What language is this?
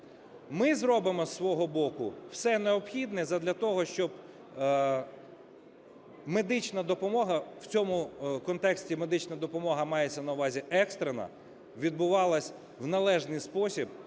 Ukrainian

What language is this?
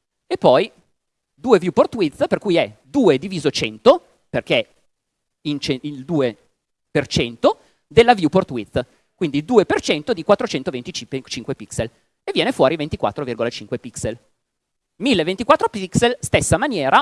Italian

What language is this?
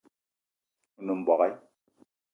Eton (Cameroon)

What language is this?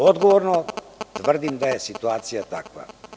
Serbian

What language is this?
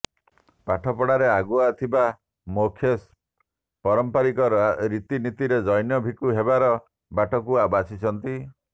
Odia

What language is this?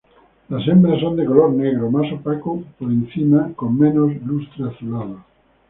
Spanish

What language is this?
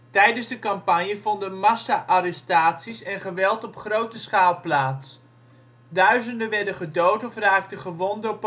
Dutch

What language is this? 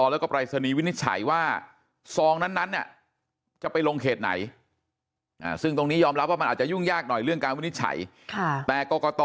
Thai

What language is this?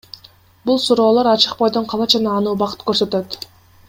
Kyrgyz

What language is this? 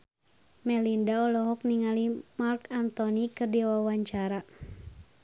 Sundanese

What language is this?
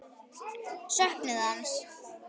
Icelandic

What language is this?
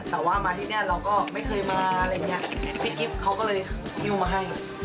Thai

